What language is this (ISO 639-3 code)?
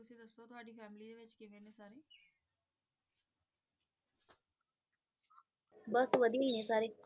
pan